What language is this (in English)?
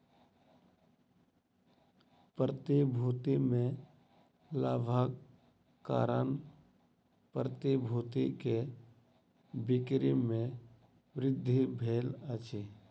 Maithili